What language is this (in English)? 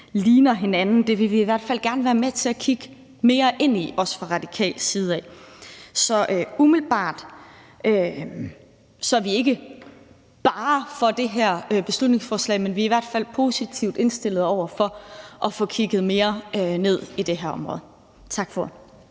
Danish